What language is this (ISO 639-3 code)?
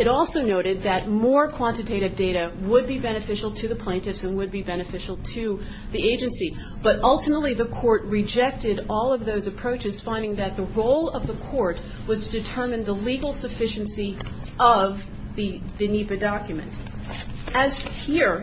eng